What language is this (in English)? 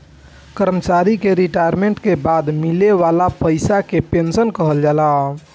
Bhojpuri